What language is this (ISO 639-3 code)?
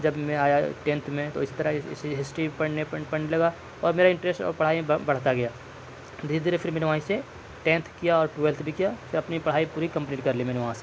urd